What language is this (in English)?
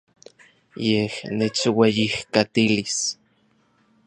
Orizaba Nahuatl